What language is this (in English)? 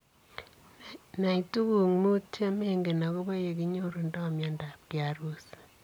Kalenjin